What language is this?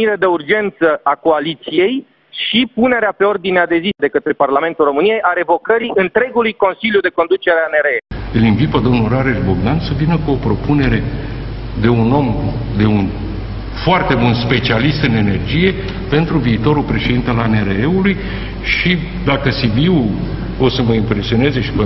Romanian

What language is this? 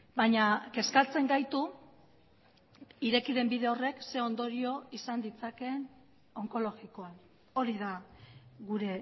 Basque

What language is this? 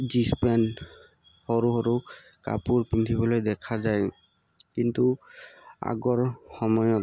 Assamese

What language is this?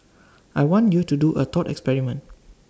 English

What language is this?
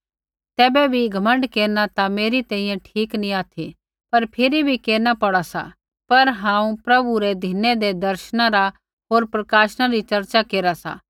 Kullu Pahari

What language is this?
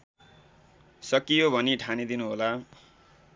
Nepali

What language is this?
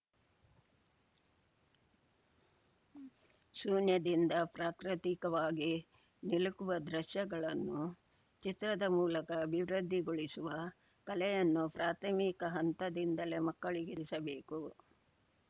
Kannada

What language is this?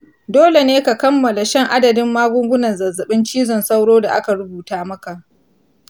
Hausa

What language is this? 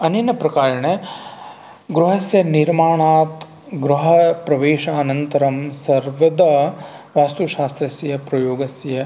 Sanskrit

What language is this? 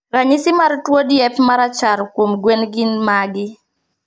Luo (Kenya and Tanzania)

